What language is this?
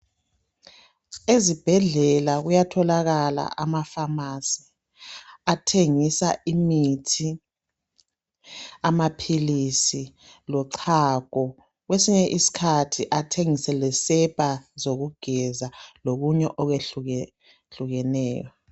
North Ndebele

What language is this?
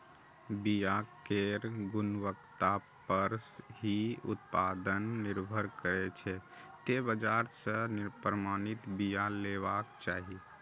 Maithili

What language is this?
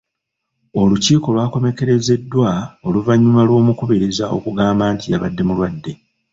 Ganda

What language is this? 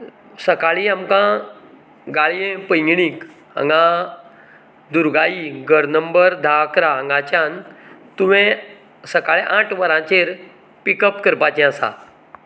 Konkani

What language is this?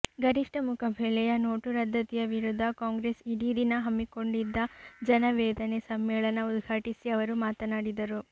Kannada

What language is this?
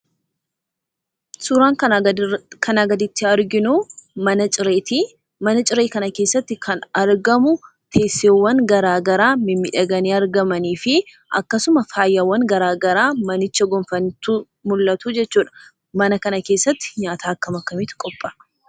Oromo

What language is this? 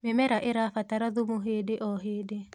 Kikuyu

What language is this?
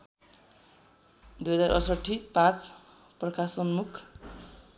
Nepali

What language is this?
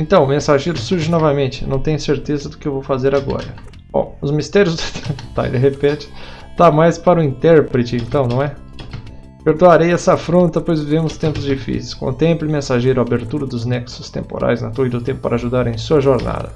Portuguese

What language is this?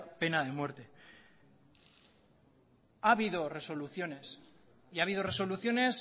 Spanish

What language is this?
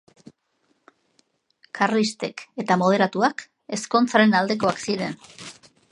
Basque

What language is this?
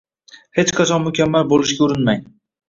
Uzbek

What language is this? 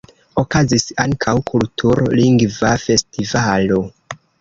Esperanto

